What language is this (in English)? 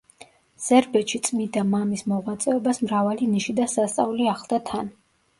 Georgian